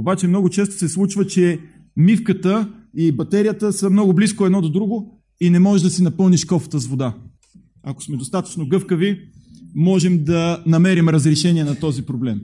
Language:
Bulgarian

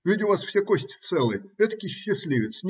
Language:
Russian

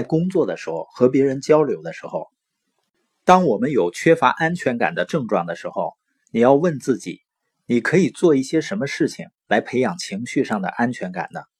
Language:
Chinese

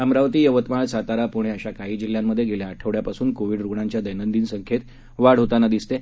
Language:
Marathi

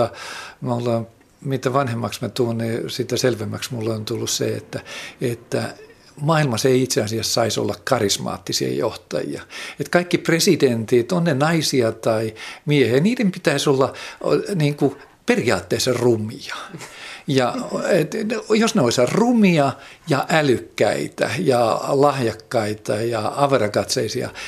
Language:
Finnish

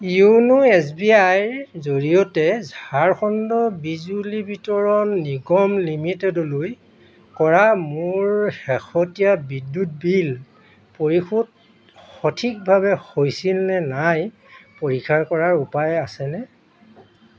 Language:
Assamese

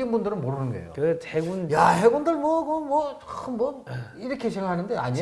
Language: Korean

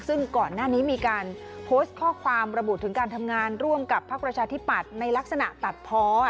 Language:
Thai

